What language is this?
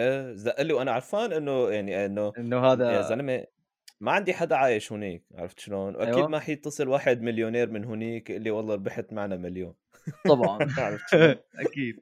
Arabic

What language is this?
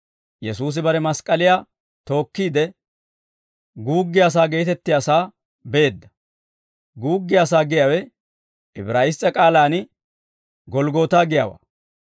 Dawro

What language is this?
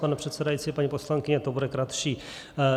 Czech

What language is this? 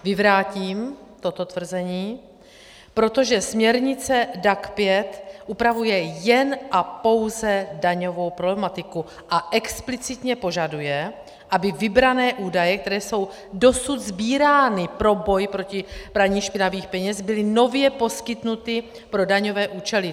Czech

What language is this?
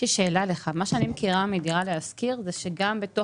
Hebrew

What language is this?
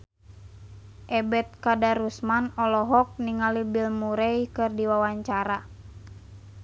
Sundanese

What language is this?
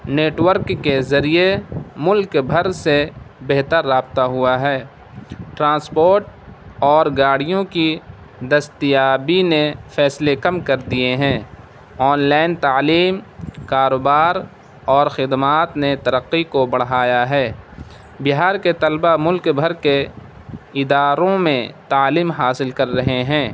Urdu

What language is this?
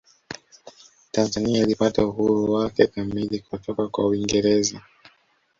Swahili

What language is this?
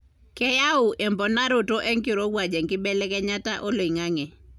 Masai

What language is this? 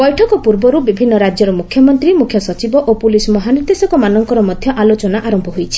Odia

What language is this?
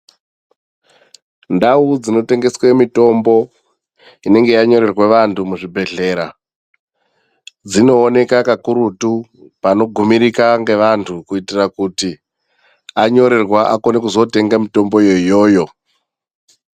Ndau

